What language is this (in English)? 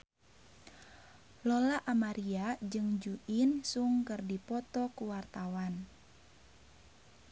Sundanese